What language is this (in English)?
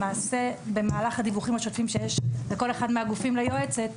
Hebrew